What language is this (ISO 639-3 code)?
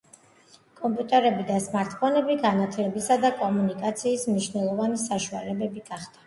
kat